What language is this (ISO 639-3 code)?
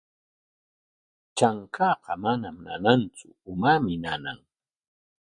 qwa